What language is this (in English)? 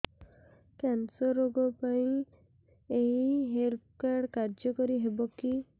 Odia